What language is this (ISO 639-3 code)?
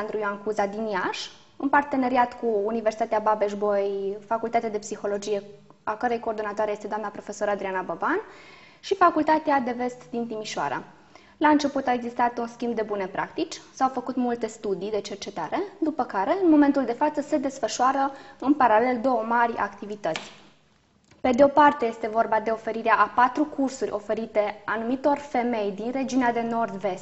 ron